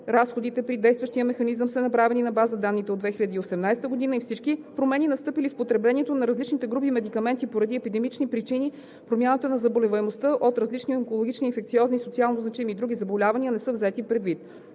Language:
Bulgarian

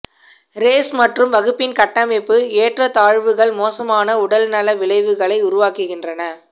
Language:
Tamil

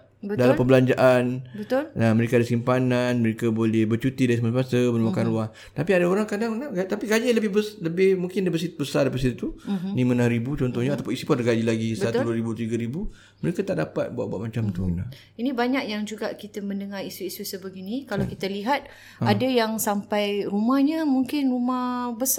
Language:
Malay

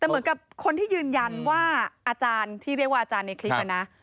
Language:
Thai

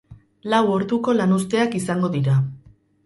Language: Basque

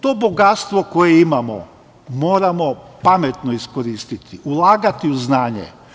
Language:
Serbian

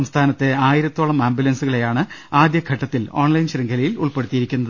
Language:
Malayalam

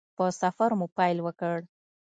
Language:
Pashto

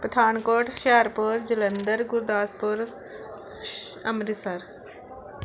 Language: Punjabi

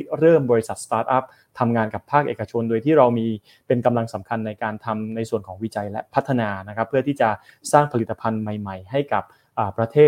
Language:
Thai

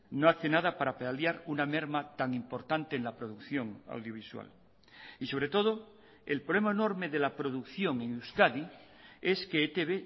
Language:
Spanish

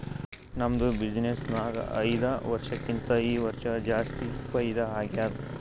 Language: Kannada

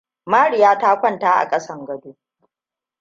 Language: Hausa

